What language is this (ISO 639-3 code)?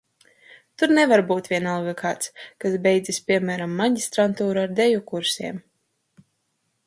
lav